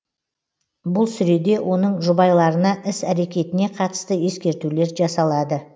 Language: Kazakh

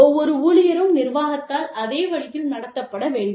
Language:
Tamil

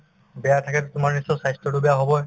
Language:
Assamese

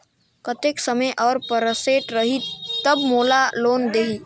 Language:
Chhattisgarhi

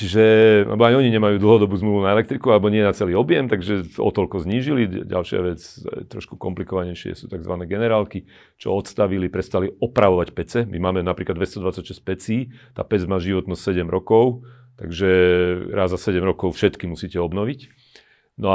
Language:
Slovak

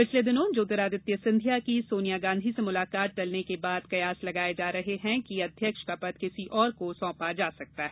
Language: Hindi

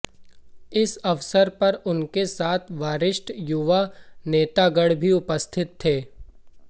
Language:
Hindi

